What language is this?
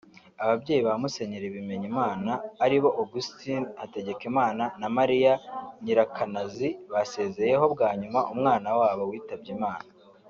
Kinyarwanda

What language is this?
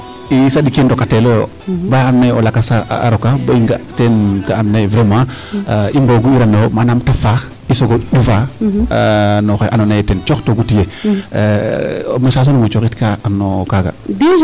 Serer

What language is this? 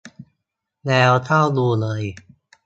Thai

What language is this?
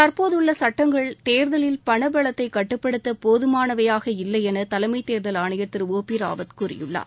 Tamil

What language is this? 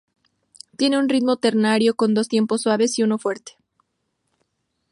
Spanish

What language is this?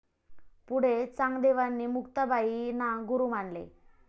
Marathi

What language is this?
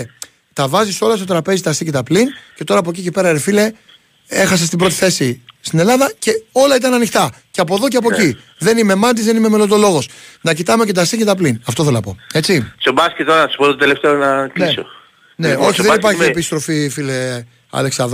Greek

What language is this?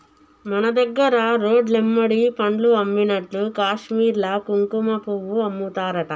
Telugu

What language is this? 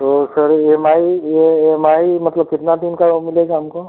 Hindi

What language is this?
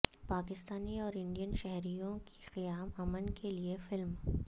Urdu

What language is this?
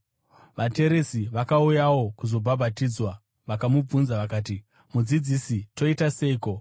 Shona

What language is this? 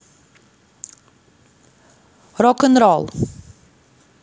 Russian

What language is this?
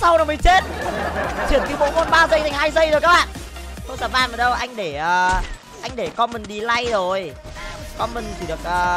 Vietnamese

